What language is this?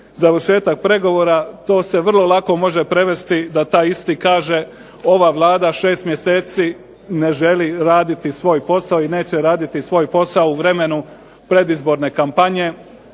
Croatian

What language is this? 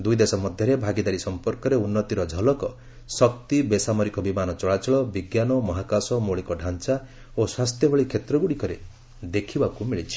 Odia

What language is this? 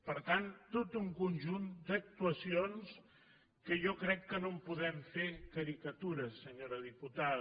Catalan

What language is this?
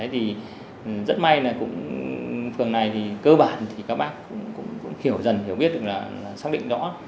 Vietnamese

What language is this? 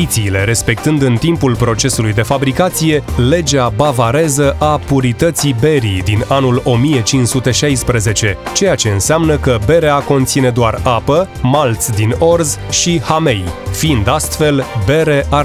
Romanian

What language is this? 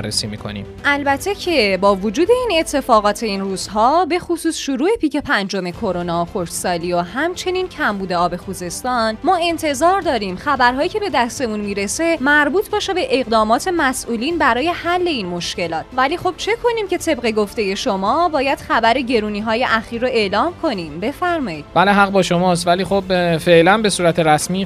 Persian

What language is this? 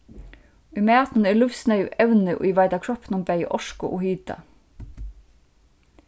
Faroese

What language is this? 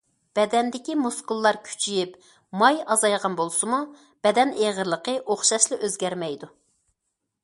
Uyghur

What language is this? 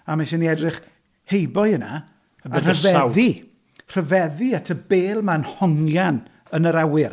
Welsh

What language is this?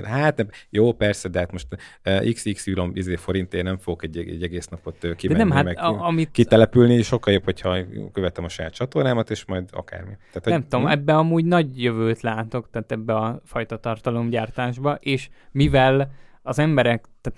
Hungarian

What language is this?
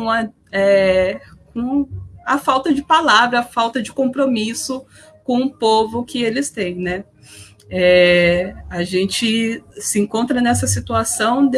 Portuguese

